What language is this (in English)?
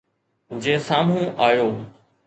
Sindhi